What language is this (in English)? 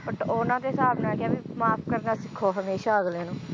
Punjabi